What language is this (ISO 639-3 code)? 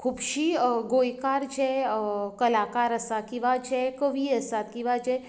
kok